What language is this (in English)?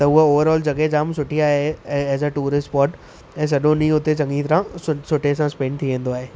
Sindhi